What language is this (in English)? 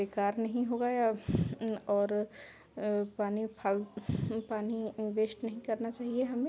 Hindi